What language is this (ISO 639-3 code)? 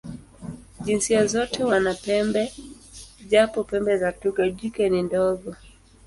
swa